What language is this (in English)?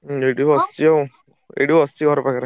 Odia